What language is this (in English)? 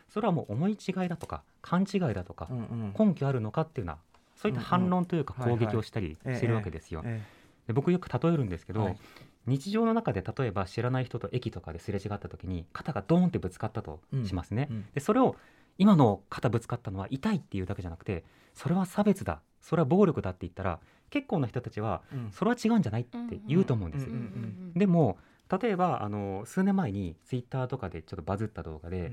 Japanese